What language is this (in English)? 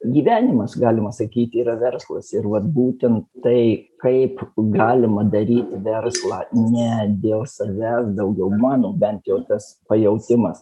Lithuanian